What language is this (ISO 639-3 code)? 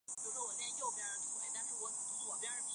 zho